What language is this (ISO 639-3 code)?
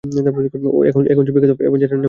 ben